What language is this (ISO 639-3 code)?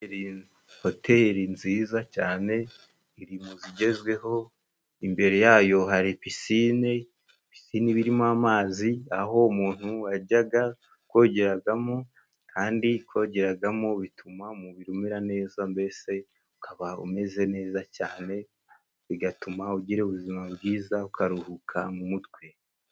kin